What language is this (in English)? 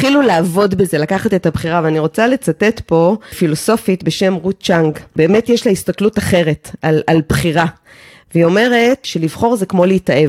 Hebrew